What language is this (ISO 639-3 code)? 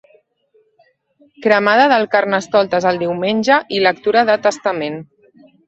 cat